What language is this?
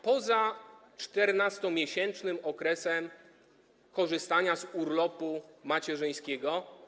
Polish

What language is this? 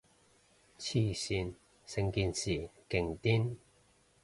Cantonese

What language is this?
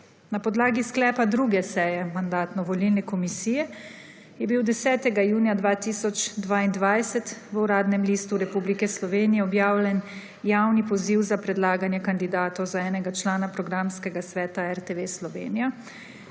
Slovenian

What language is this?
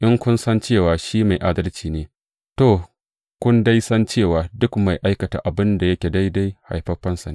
Hausa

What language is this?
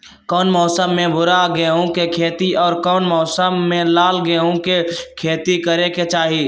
Magahi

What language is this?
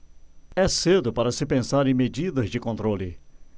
Portuguese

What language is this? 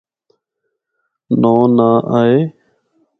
Northern Hindko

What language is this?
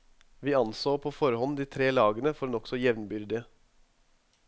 Norwegian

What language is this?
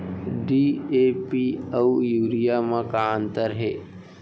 Chhattisgarhi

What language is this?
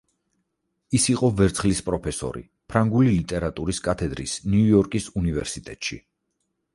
Georgian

